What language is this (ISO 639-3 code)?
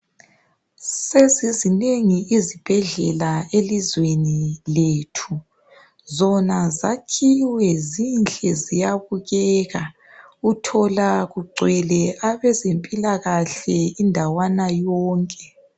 nde